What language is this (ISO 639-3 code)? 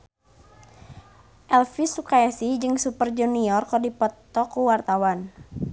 sun